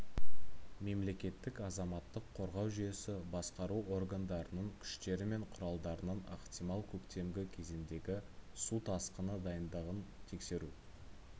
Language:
Kazakh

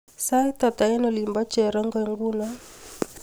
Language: Kalenjin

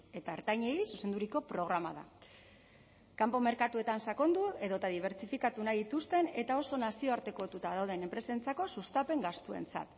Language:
Basque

